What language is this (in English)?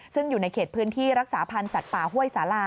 Thai